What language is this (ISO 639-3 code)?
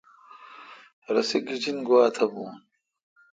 xka